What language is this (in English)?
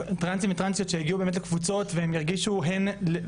Hebrew